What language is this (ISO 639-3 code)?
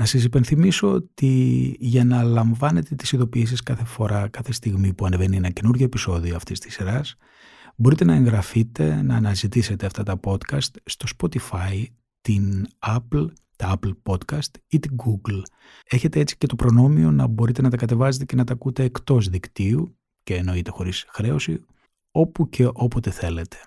ell